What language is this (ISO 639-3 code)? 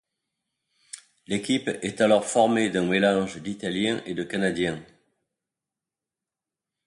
fra